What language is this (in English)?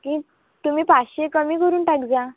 Marathi